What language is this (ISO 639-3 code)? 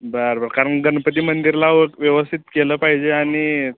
mar